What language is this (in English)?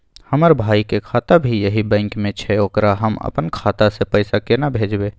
Maithili